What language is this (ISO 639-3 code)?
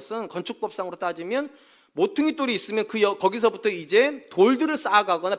kor